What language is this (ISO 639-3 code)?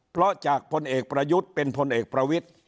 tha